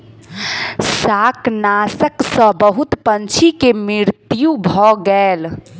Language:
Maithili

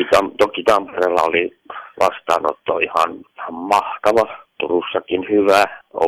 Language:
Finnish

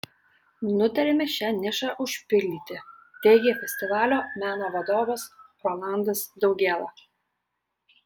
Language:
Lithuanian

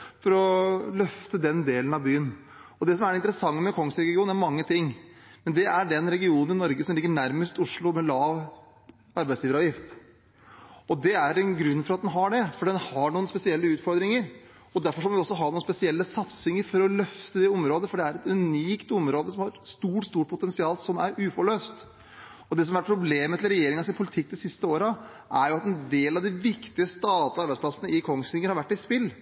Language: Norwegian Bokmål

